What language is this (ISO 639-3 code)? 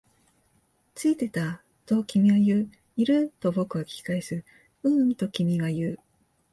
jpn